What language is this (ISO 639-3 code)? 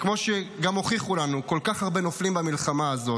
heb